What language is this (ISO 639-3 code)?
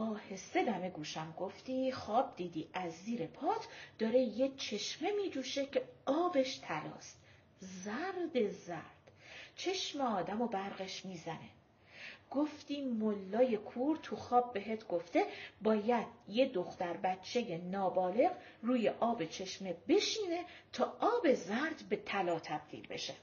fas